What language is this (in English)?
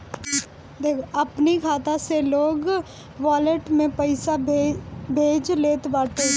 Bhojpuri